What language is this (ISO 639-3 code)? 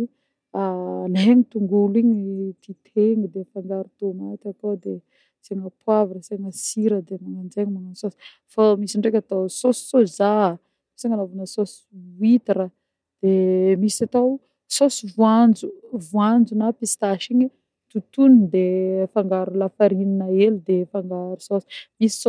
bmm